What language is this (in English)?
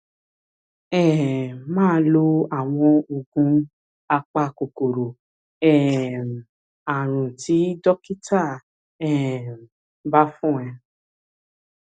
Yoruba